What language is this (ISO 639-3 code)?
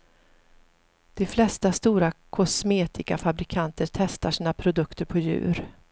swe